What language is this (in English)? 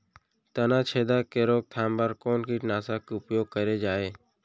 Chhattisgarhi